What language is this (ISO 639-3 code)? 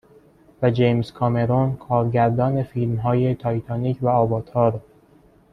fas